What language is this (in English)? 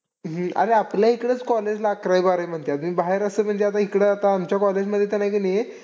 Marathi